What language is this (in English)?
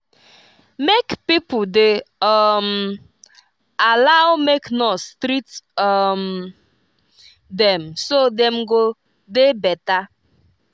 Nigerian Pidgin